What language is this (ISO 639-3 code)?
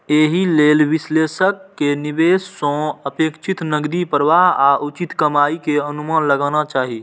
mai